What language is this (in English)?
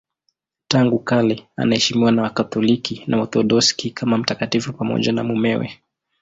Swahili